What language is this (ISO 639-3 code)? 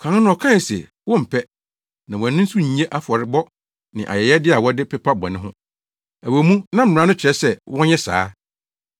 aka